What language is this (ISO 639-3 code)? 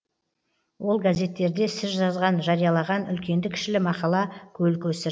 kaz